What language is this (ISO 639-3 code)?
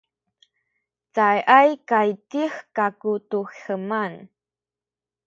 szy